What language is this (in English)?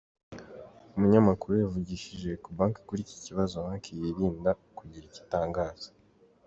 Kinyarwanda